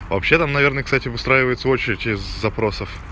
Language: Russian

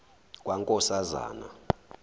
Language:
Zulu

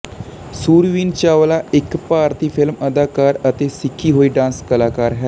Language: Punjabi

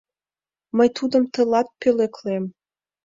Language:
Mari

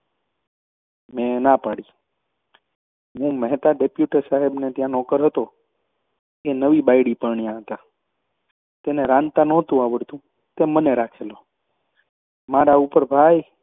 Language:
Gujarati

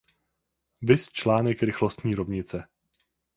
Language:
Czech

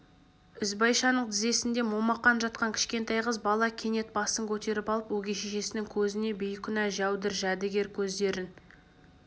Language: Kazakh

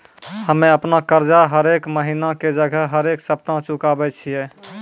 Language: Maithili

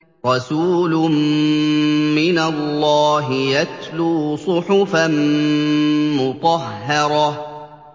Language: Arabic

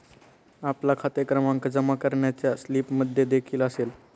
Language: Marathi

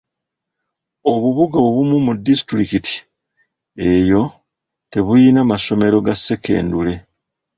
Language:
Ganda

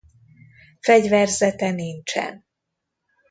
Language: Hungarian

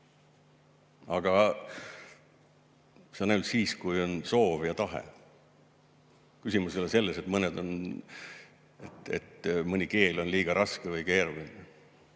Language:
Estonian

